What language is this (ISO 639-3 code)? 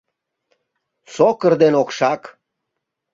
chm